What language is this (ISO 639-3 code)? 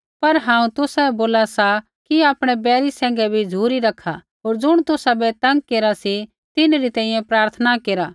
kfx